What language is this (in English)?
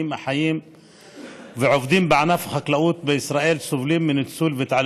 Hebrew